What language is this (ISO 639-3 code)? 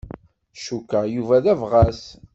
kab